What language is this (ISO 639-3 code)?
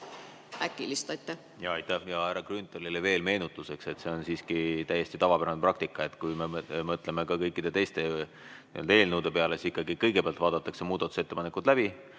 est